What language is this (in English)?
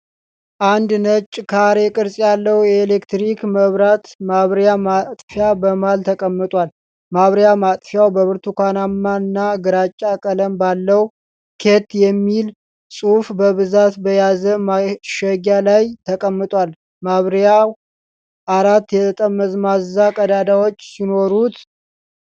Amharic